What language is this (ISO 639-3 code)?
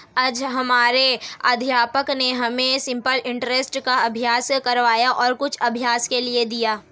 hin